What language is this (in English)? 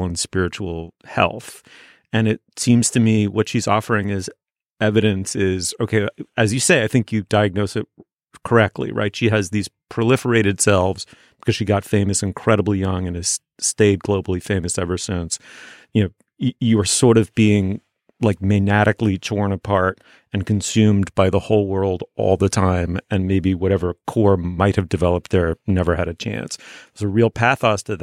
English